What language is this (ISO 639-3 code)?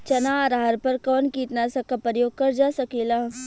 bho